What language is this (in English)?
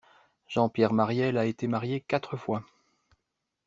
French